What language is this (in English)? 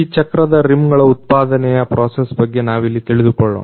Kannada